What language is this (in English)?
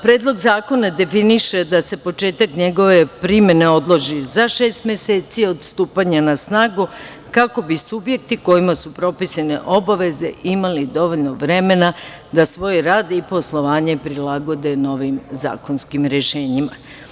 Serbian